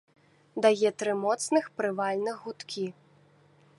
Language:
Belarusian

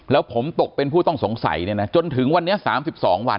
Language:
Thai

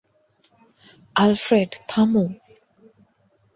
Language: Bangla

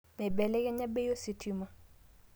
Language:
Masai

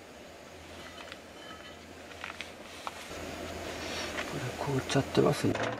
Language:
Japanese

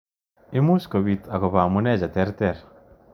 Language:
Kalenjin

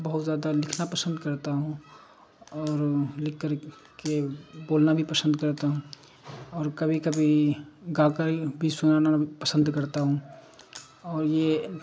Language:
Urdu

